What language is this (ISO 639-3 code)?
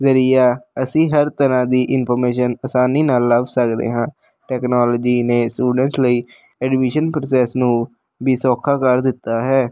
pan